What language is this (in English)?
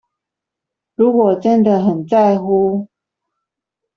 Chinese